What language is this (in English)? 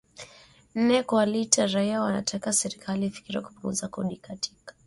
Swahili